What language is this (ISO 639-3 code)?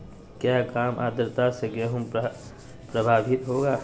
mag